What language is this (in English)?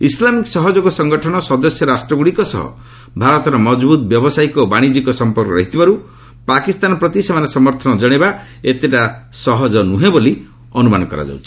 Odia